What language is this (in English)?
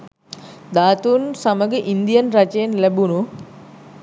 Sinhala